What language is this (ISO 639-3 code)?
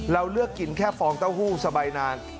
tha